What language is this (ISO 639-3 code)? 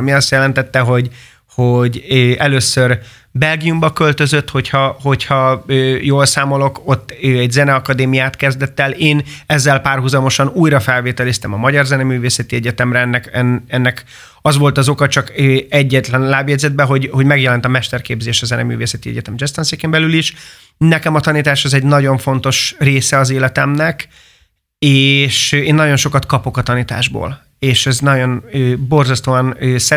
hun